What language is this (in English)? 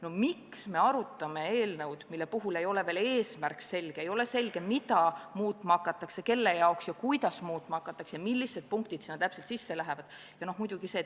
Estonian